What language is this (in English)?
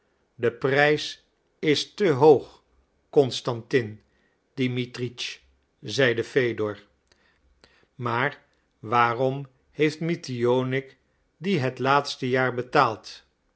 Dutch